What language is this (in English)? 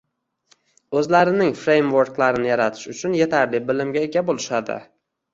Uzbek